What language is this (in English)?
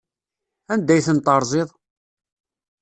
Kabyle